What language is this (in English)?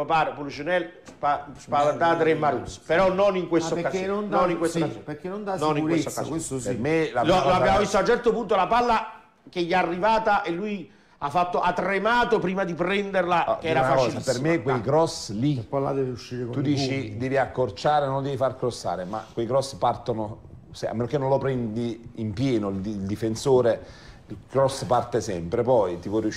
Italian